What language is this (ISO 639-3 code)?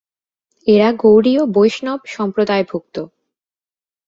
ben